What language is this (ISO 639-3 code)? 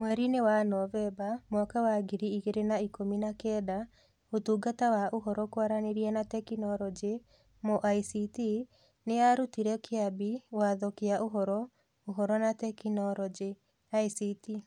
kik